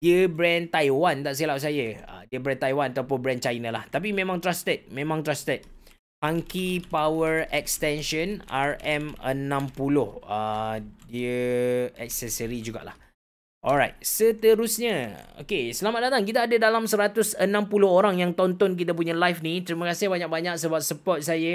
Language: Malay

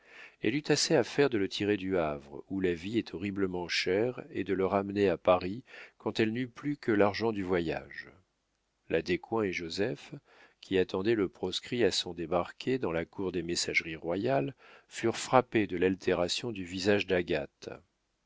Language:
French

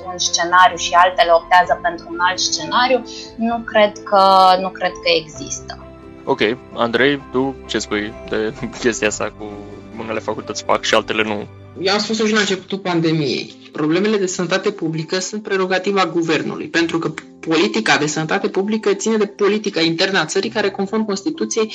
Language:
Romanian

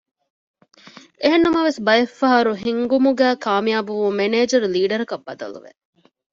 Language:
Divehi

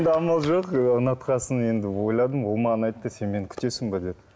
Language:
Kazakh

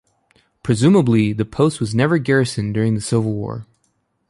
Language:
English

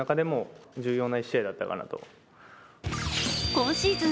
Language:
Japanese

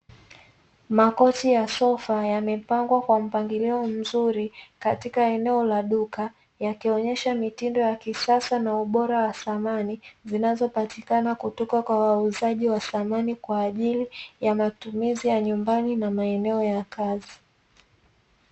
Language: Swahili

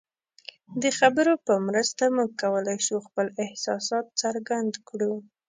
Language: Pashto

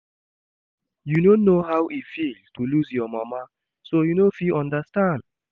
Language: Nigerian Pidgin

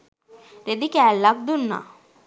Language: Sinhala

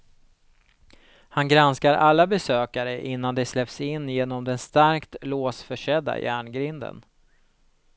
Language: Swedish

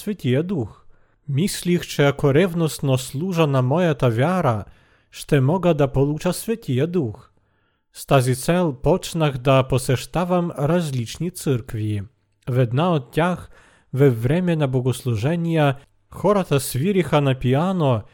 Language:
Bulgarian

